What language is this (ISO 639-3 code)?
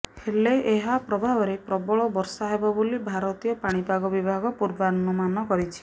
ori